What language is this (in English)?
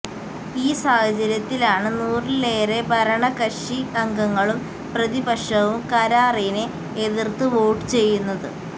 Malayalam